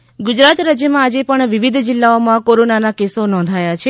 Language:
Gujarati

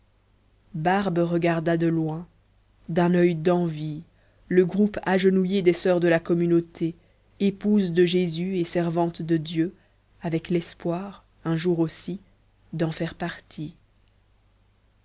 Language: French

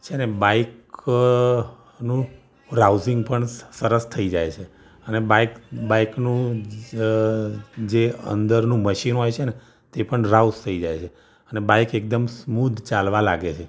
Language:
Gujarati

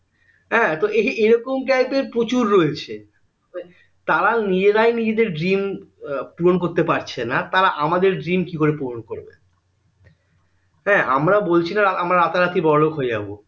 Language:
Bangla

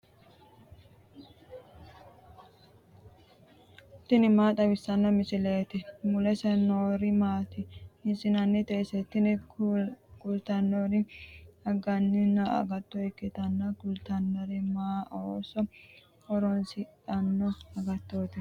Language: Sidamo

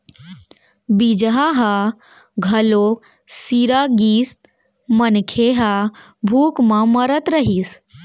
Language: Chhattisgarhi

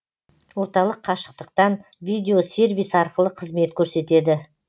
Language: Kazakh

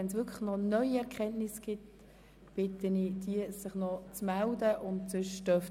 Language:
Swiss German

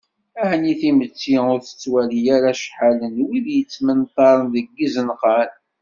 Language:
Kabyle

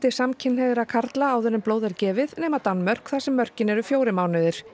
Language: Icelandic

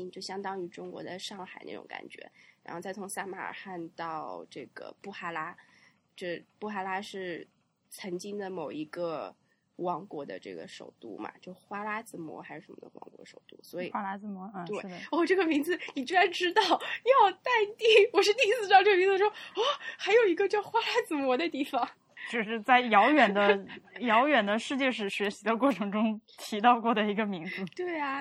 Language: Chinese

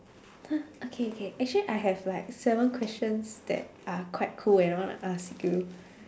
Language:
English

